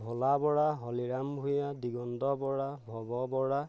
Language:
Assamese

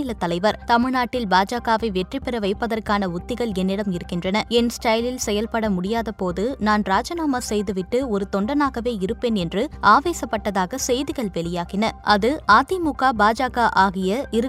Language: Tamil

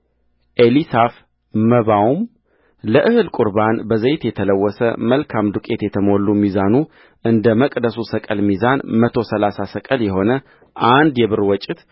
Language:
Amharic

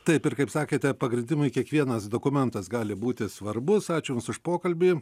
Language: Lithuanian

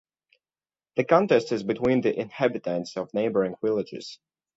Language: English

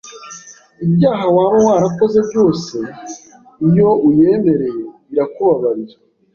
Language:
Kinyarwanda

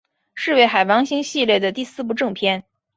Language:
Chinese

